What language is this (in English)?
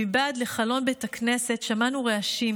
Hebrew